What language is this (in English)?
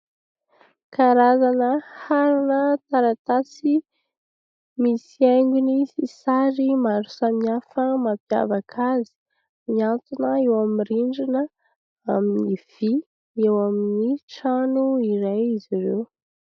Malagasy